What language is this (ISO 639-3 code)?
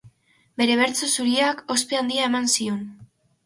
eus